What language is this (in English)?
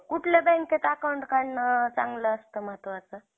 Marathi